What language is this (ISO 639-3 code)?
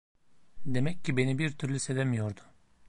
tur